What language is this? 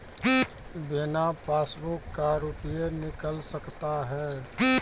Maithili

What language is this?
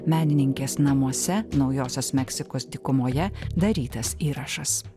Lithuanian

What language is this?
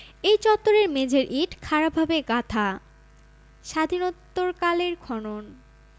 Bangla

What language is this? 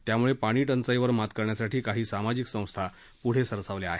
Marathi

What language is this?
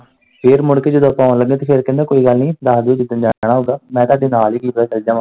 Punjabi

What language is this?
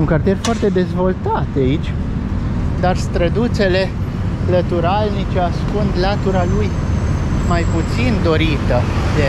Romanian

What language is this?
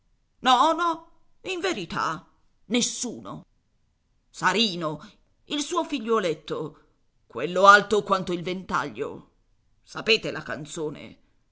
Italian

